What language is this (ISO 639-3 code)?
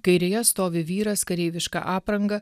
lit